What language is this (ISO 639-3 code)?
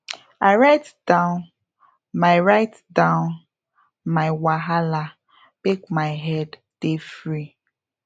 pcm